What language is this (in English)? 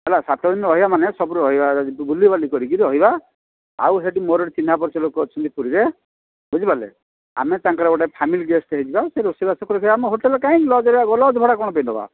Odia